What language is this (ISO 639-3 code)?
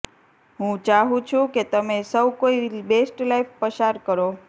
guj